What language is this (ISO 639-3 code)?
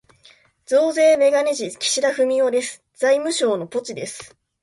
jpn